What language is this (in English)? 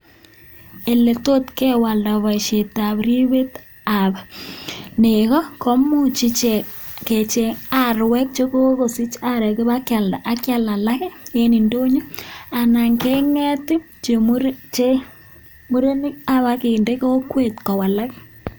Kalenjin